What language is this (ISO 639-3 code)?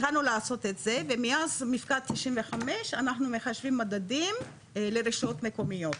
heb